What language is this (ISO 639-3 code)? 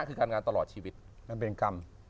tha